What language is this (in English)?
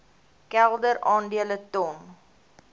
Afrikaans